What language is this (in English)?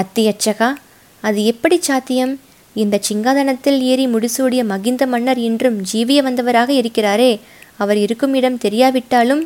Tamil